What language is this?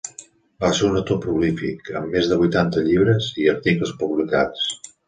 Catalan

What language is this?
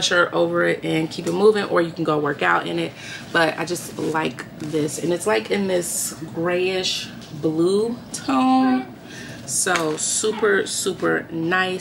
English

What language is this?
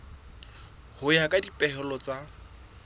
Southern Sotho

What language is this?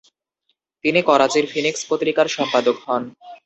Bangla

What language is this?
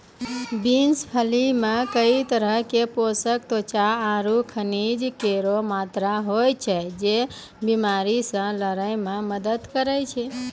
Maithili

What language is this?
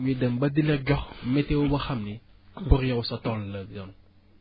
Wolof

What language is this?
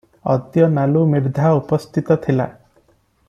Odia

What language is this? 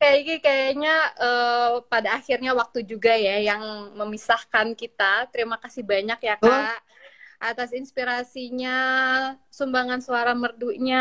Indonesian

